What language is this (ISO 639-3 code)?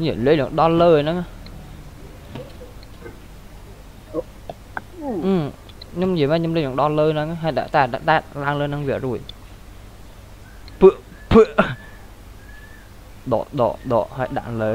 vie